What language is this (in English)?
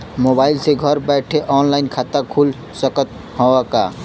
Bhojpuri